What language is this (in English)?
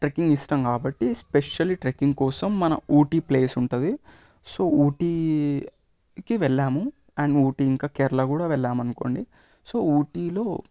Telugu